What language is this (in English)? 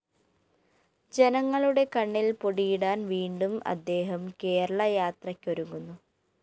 Malayalam